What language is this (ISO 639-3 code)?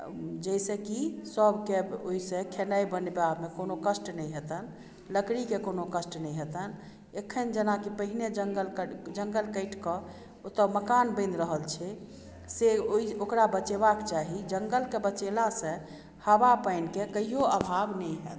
mai